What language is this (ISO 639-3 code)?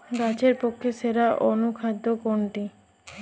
ben